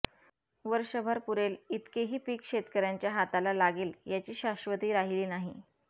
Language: Marathi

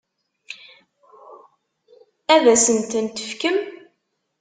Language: Kabyle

